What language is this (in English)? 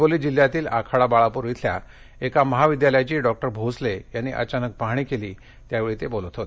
Marathi